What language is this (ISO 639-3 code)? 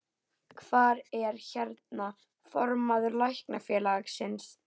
isl